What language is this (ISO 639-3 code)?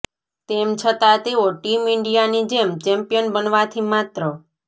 guj